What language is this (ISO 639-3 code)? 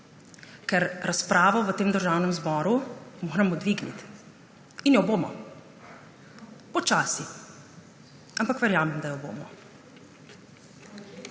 slv